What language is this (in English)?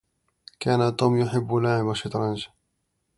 Arabic